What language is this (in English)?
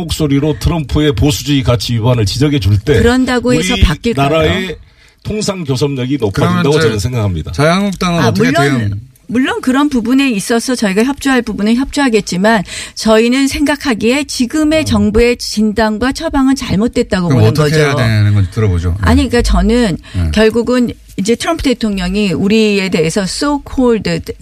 Korean